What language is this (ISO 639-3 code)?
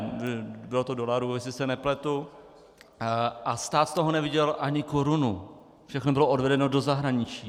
ces